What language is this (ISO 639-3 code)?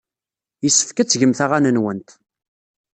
kab